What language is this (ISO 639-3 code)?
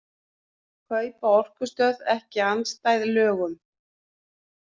isl